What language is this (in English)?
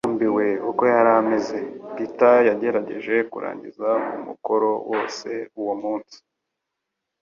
Kinyarwanda